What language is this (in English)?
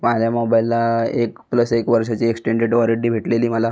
Marathi